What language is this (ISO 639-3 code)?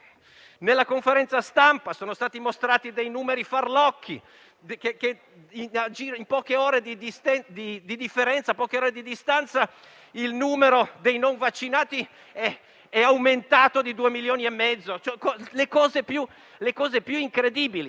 ita